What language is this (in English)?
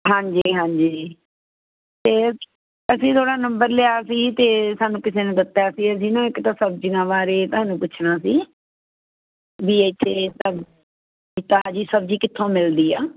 Punjabi